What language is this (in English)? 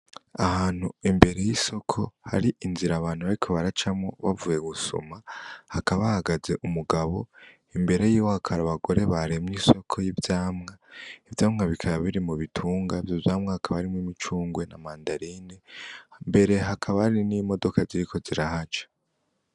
Rundi